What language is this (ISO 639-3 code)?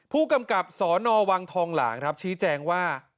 tha